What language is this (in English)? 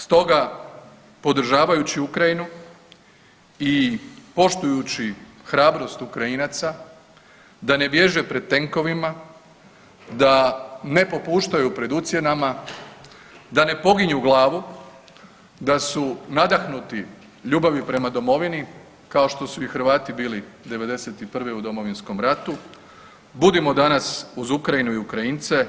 Croatian